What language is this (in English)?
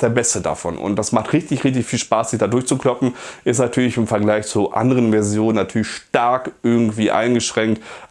German